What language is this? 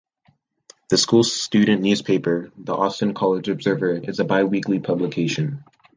English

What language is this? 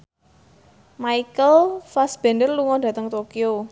Javanese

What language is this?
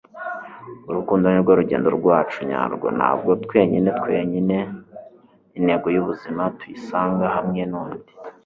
Kinyarwanda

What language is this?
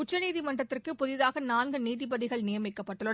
Tamil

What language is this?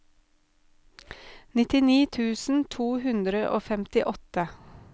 Norwegian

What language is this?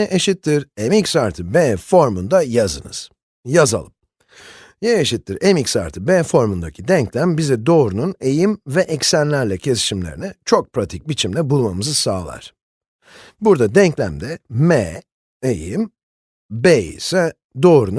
Turkish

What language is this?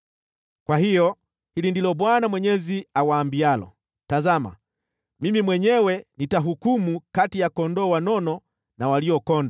Swahili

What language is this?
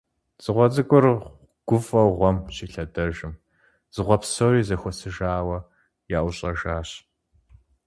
Kabardian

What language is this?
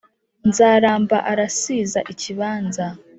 Kinyarwanda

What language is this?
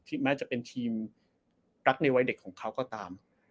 Thai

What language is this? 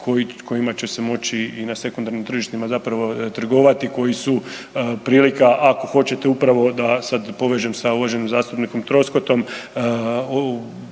Croatian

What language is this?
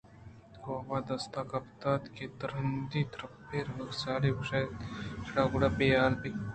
Eastern Balochi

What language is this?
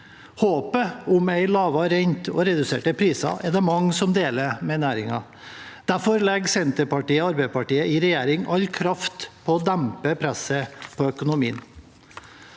Norwegian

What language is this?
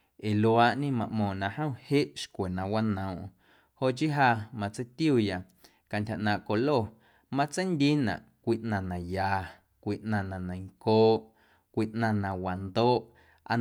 Guerrero Amuzgo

